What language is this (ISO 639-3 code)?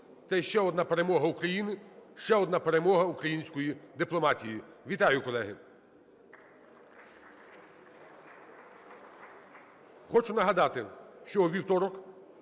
ukr